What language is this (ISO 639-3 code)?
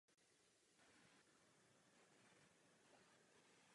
ces